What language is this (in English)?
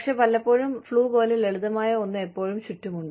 Malayalam